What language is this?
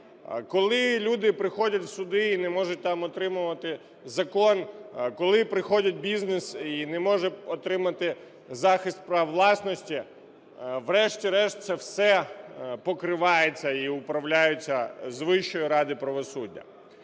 Ukrainian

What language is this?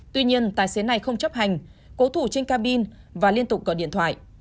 Vietnamese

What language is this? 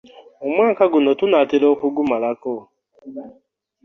Ganda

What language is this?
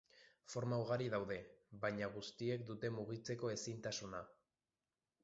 Basque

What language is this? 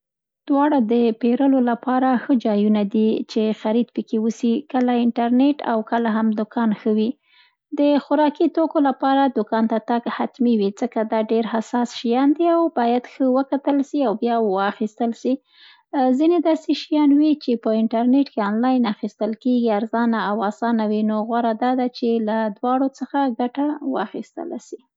Central Pashto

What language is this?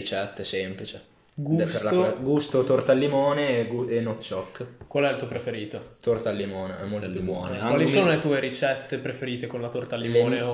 Italian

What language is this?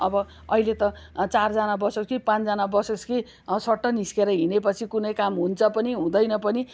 Nepali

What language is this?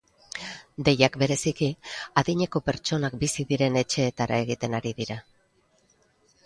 Basque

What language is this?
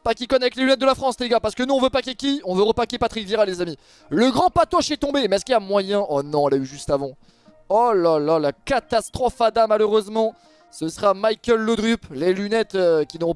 French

